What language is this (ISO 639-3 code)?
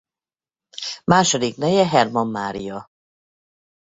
hun